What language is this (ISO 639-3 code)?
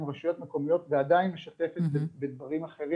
heb